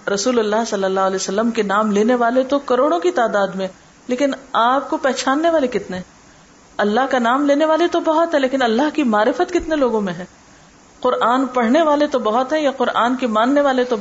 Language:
Urdu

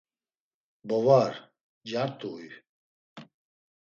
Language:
Laz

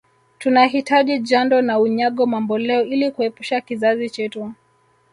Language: Swahili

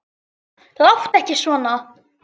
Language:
Icelandic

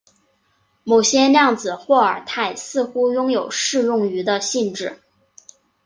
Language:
Chinese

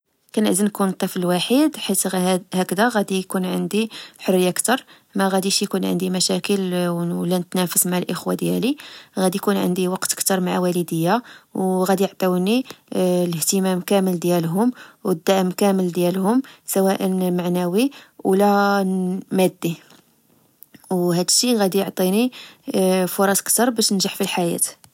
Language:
Moroccan Arabic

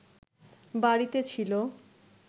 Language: Bangla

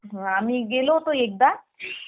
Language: Marathi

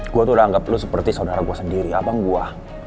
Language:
Indonesian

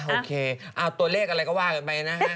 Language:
Thai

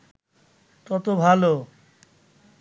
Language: Bangla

